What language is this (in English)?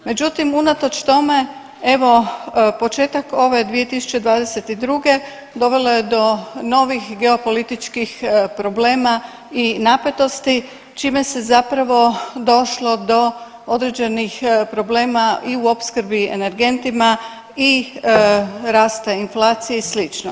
Croatian